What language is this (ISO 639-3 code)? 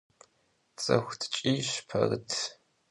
kbd